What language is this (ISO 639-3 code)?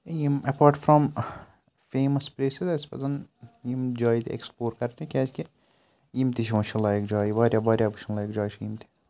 kas